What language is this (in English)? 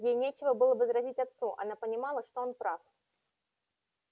Russian